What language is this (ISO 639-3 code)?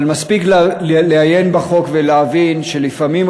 heb